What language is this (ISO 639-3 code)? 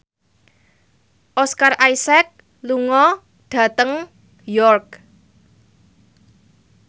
jav